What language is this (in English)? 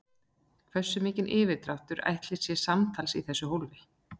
Icelandic